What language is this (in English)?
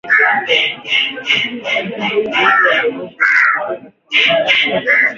Swahili